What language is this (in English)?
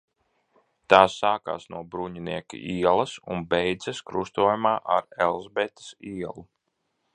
Latvian